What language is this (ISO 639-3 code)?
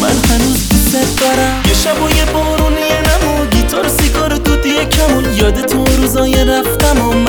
fas